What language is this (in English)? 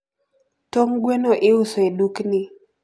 Luo (Kenya and Tanzania)